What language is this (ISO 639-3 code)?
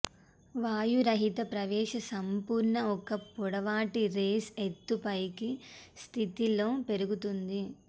tel